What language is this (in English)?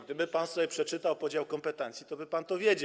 Polish